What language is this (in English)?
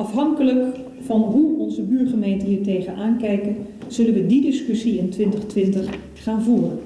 Dutch